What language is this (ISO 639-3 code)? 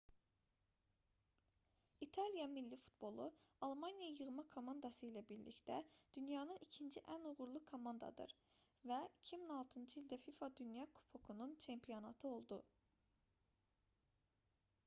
aze